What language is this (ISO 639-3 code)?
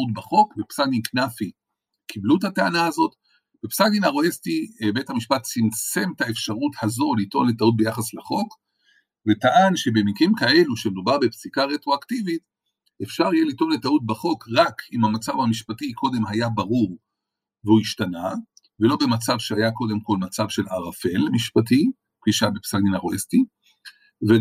heb